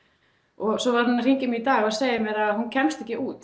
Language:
Icelandic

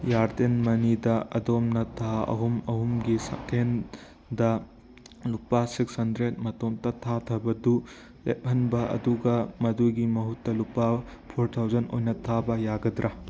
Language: Manipuri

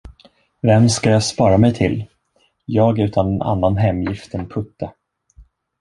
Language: Swedish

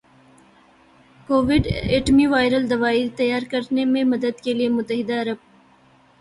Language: Urdu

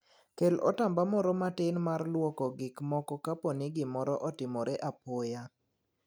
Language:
Luo (Kenya and Tanzania)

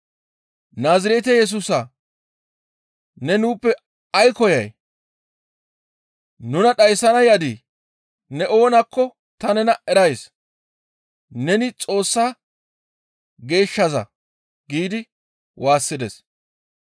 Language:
Gamo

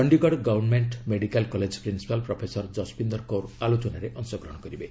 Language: Odia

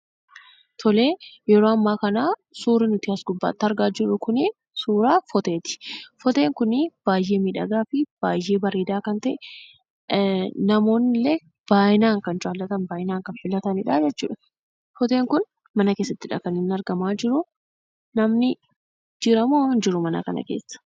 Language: Oromo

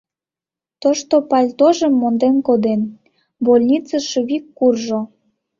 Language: Mari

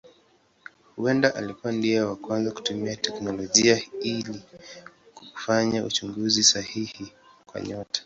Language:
Swahili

